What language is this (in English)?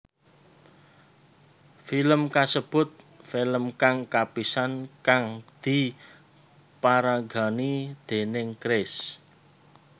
Javanese